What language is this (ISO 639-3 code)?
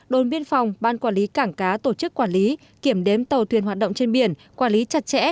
vie